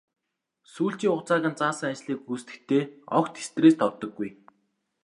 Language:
Mongolian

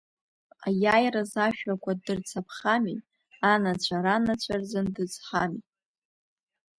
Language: Abkhazian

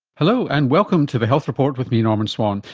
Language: English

